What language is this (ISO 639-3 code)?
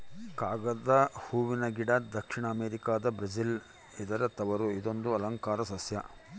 kan